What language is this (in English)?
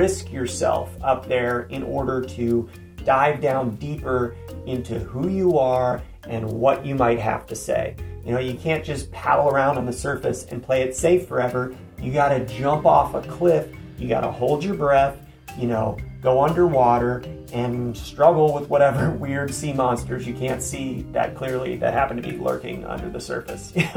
English